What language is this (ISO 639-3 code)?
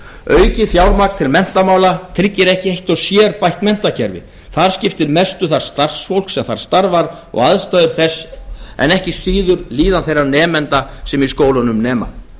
isl